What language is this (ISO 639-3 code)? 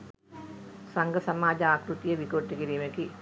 sin